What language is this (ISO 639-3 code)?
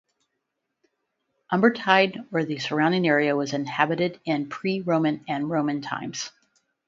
eng